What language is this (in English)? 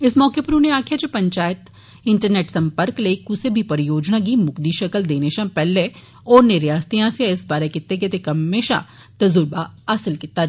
Dogri